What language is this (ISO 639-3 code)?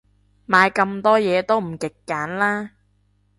yue